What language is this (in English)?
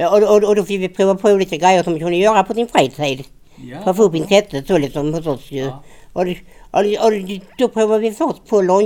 Swedish